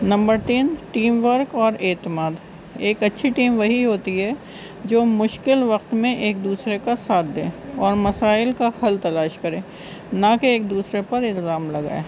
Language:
Urdu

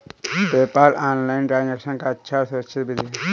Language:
Hindi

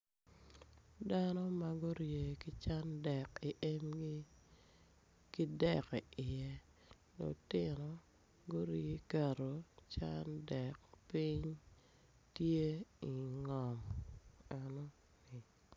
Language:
Acoli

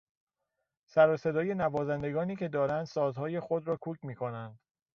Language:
Persian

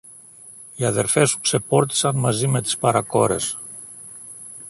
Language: Greek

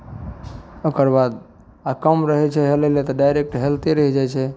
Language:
Maithili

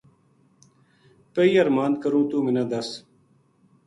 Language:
Gujari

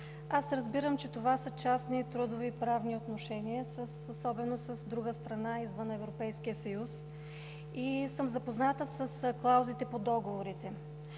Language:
Bulgarian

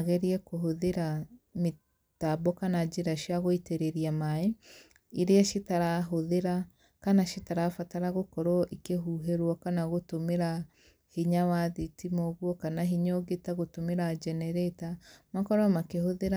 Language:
Kikuyu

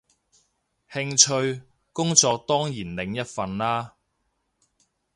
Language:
Cantonese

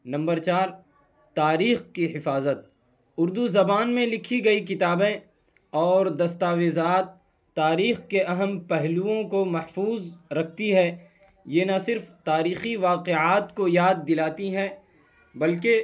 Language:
Urdu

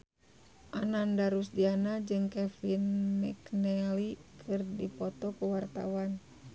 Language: Sundanese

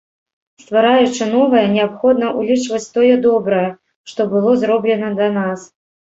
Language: Belarusian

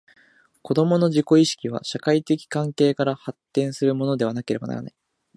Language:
Japanese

